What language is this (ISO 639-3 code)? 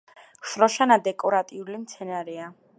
kat